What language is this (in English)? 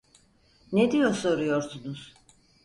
Turkish